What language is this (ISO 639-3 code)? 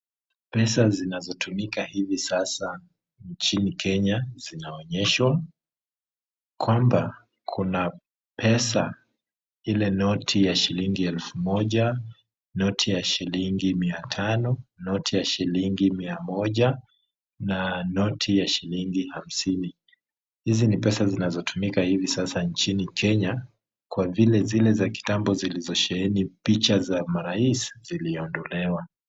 swa